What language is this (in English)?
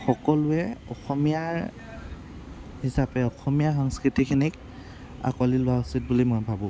Assamese